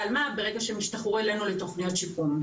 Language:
Hebrew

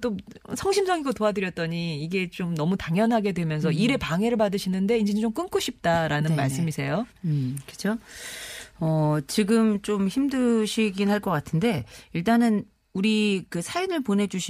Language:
Korean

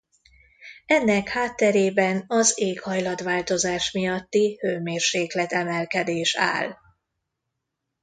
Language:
Hungarian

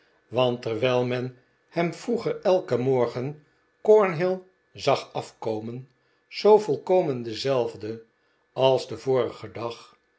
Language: Dutch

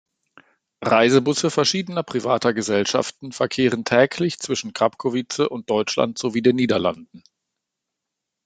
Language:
German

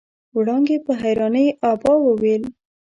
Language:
Pashto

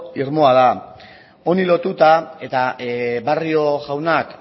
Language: Basque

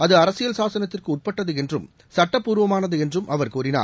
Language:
Tamil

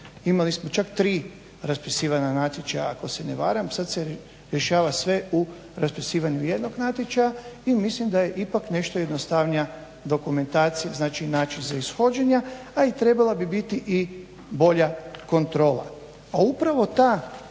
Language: Croatian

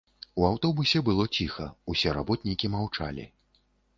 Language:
Belarusian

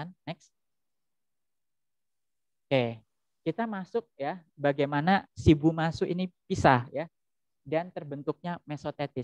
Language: Indonesian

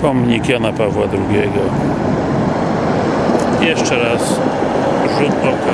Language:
Polish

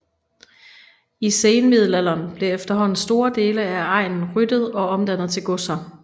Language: Danish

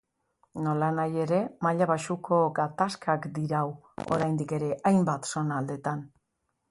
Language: Basque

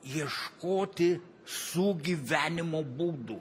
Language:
Lithuanian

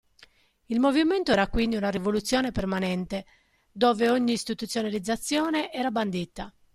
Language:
Italian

